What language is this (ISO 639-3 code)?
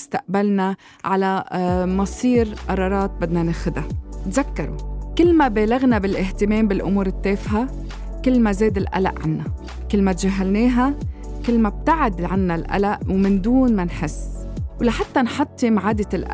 ara